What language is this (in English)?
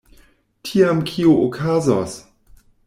Esperanto